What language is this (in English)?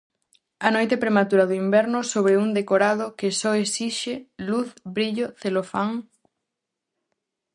Galician